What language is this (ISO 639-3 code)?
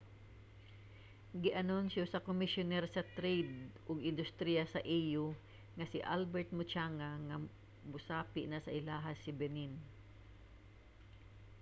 ceb